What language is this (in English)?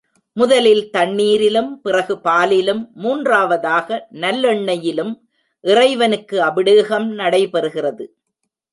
Tamil